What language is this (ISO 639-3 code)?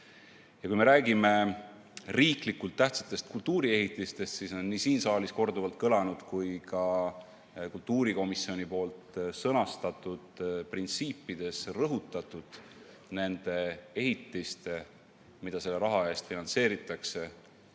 est